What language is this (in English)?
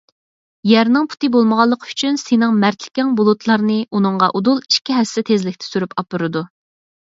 Uyghur